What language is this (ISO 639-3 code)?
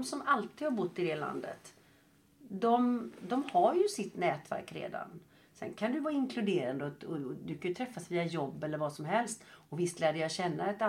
swe